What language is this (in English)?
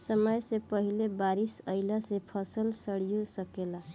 Bhojpuri